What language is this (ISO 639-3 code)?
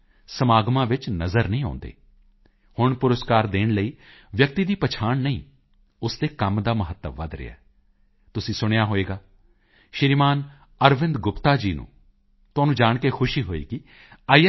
pan